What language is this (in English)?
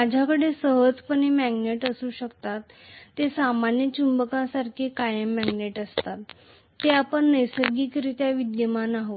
Marathi